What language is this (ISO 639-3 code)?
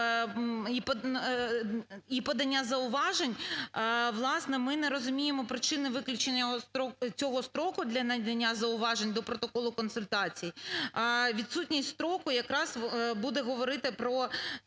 ukr